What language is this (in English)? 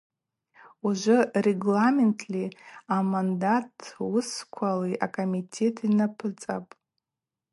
Abaza